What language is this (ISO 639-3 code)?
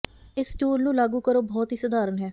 pan